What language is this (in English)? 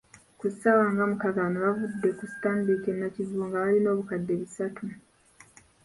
Ganda